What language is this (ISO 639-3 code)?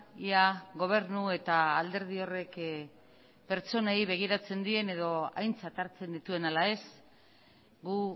eus